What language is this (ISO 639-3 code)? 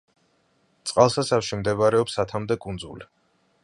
kat